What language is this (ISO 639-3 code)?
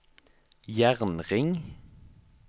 nor